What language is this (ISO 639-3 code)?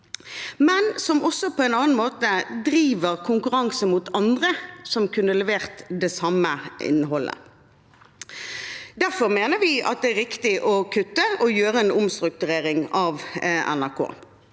nor